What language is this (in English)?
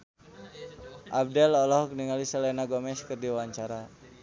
Sundanese